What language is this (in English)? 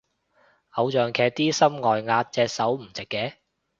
Cantonese